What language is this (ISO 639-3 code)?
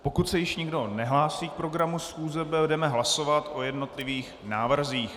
ces